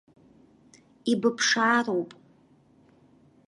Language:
Abkhazian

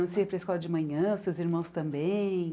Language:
Portuguese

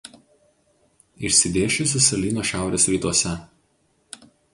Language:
Lithuanian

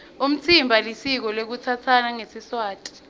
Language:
Swati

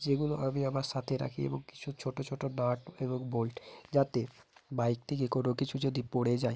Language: Bangla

